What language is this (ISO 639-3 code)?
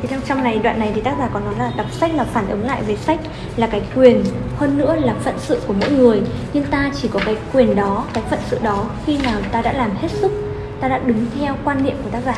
vie